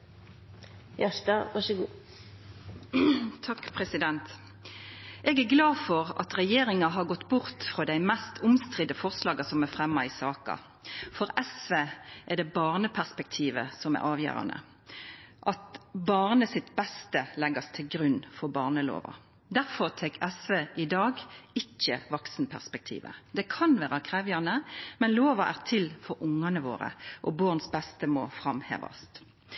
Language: Norwegian Nynorsk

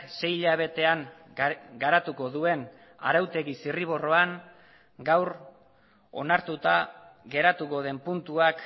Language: Basque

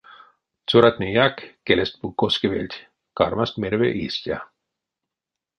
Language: Erzya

